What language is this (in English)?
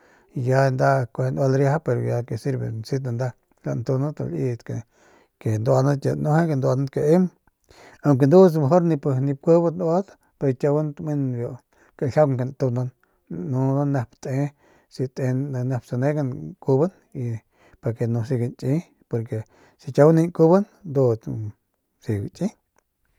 Northern Pame